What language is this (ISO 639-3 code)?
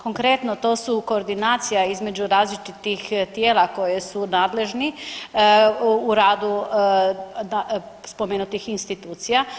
hrv